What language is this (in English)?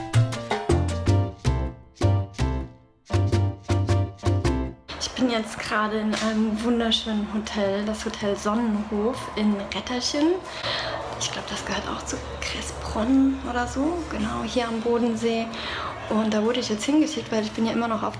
German